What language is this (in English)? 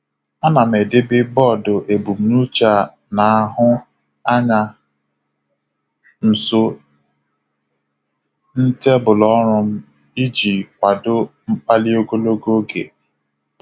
Igbo